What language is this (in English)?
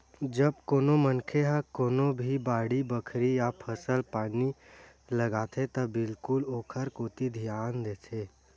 Chhattisgarhi